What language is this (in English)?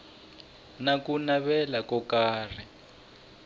Tsonga